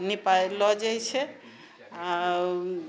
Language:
Maithili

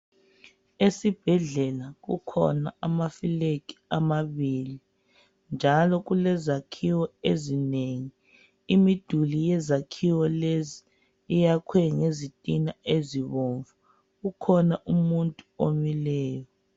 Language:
North Ndebele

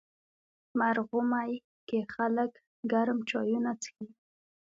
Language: Pashto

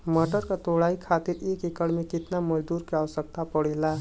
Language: Bhojpuri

